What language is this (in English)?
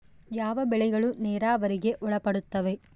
Kannada